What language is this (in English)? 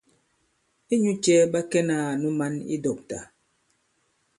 Bankon